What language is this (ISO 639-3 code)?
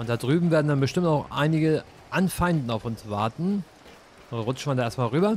deu